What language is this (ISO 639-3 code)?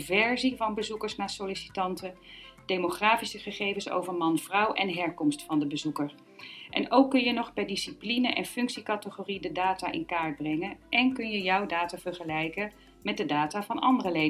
nld